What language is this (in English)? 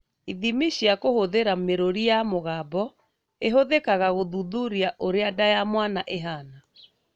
Kikuyu